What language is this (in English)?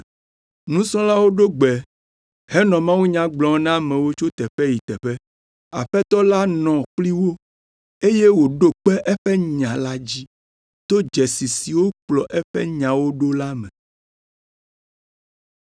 Ewe